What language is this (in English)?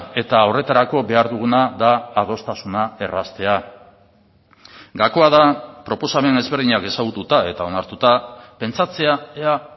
Basque